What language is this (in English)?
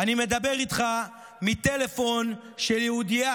Hebrew